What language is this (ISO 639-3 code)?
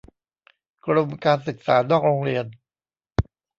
tha